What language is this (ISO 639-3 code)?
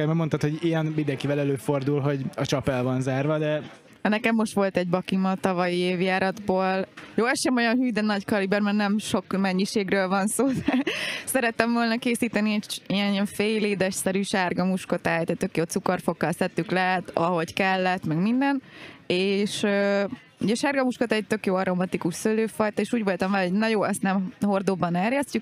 hun